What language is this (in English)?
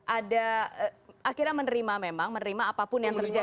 Indonesian